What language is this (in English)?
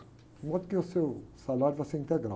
Portuguese